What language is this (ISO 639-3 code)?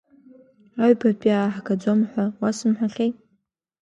abk